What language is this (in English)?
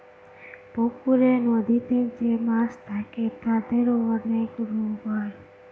Bangla